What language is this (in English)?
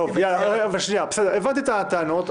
Hebrew